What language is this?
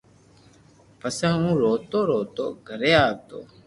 Loarki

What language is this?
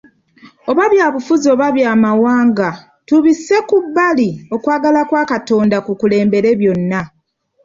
Ganda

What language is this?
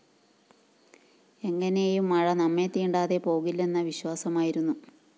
Malayalam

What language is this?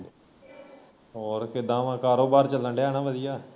Punjabi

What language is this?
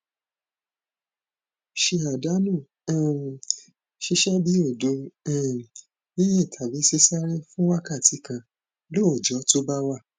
Yoruba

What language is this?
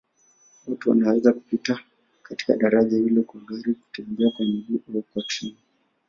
Swahili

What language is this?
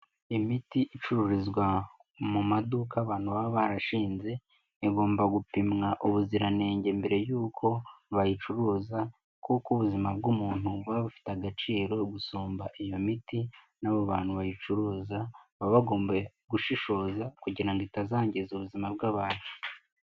Kinyarwanda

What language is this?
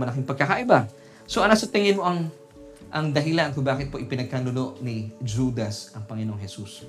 Filipino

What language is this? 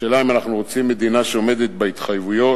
Hebrew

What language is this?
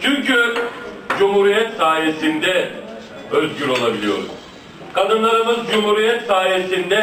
Turkish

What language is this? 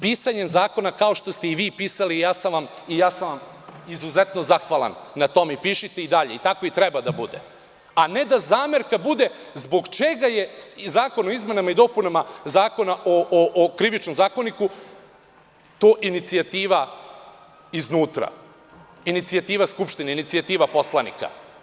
Serbian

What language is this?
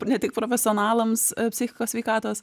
Lithuanian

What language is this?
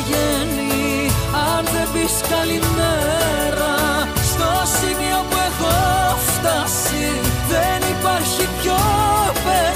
Greek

